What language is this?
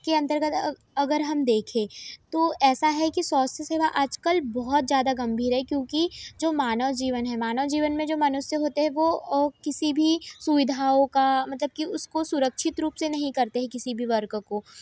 Hindi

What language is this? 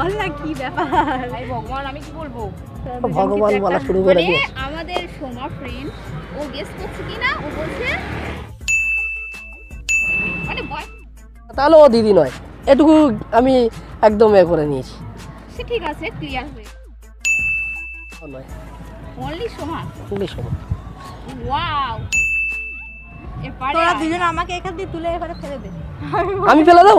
Turkish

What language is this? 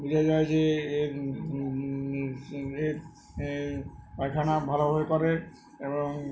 Bangla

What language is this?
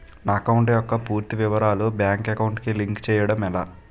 Telugu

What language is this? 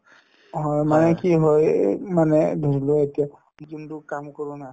Assamese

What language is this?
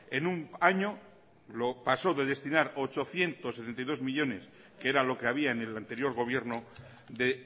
Spanish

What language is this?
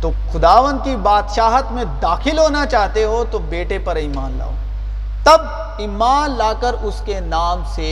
Urdu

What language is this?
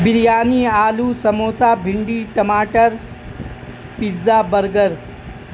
Urdu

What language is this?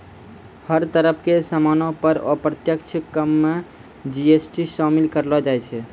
Maithili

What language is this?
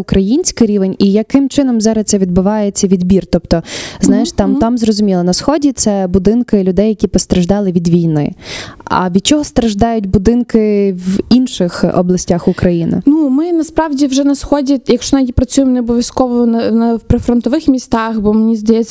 Ukrainian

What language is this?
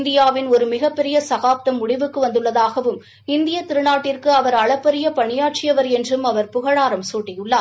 Tamil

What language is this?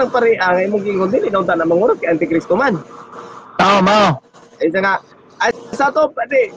Filipino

